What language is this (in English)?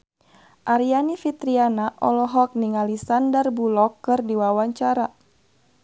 Sundanese